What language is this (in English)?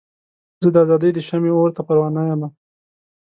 Pashto